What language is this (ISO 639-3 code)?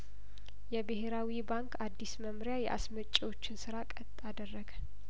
amh